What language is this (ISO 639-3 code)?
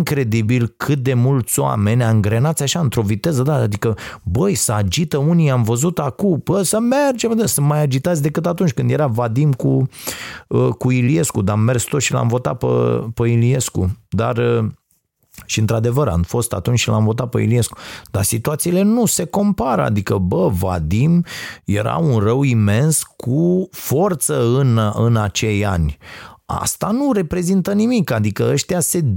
ron